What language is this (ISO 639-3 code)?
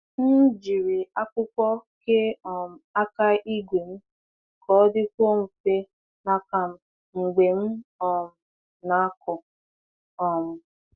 ibo